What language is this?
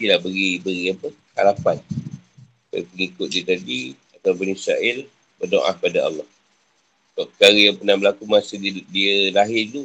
Malay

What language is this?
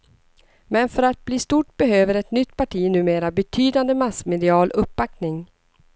Swedish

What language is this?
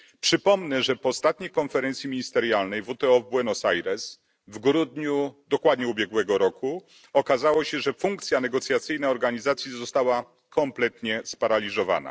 Polish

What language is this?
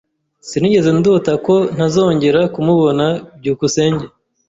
Kinyarwanda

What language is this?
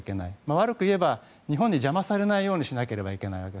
Japanese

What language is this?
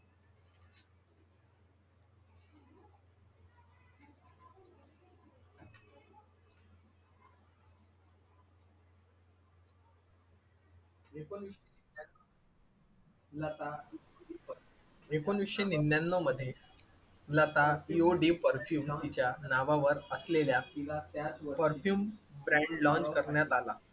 Marathi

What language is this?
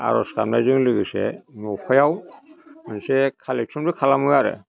Bodo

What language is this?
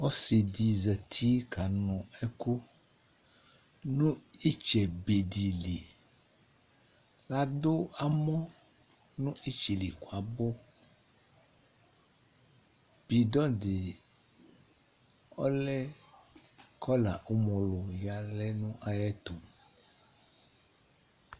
Ikposo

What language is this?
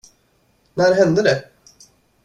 Swedish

